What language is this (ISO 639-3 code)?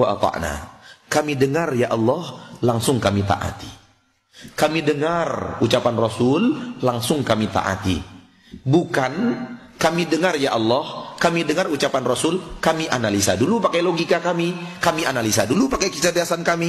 ind